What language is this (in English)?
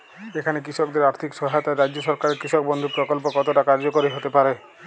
Bangla